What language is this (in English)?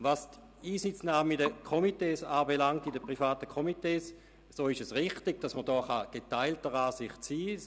Swiss German